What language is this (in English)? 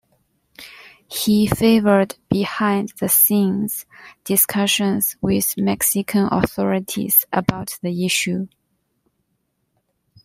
English